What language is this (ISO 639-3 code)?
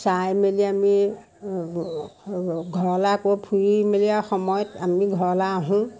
asm